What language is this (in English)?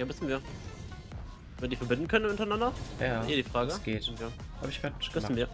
German